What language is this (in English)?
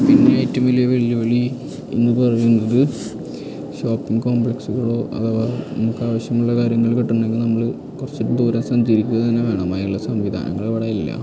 Malayalam